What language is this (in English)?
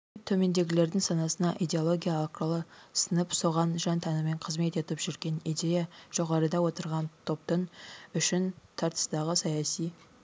Kazakh